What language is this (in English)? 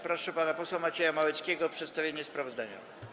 Polish